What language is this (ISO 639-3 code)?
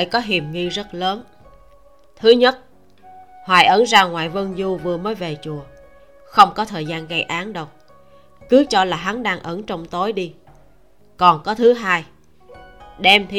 vie